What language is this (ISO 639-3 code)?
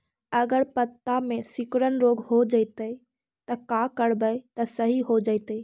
mag